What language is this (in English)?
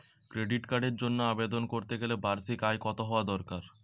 Bangla